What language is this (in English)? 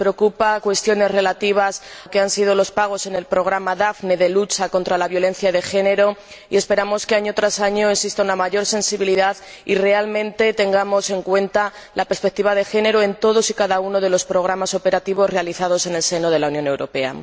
Spanish